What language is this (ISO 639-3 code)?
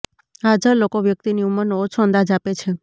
guj